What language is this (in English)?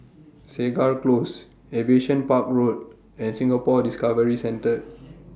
English